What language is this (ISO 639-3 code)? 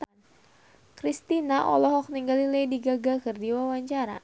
sun